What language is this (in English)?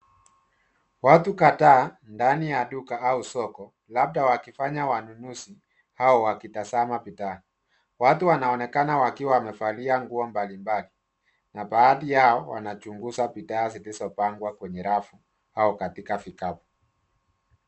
Swahili